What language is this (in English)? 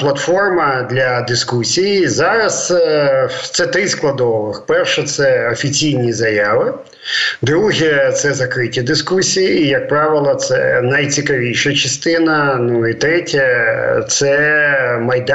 Ukrainian